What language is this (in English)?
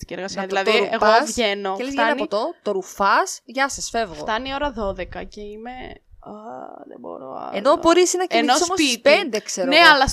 Greek